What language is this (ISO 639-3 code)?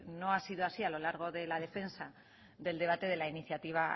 spa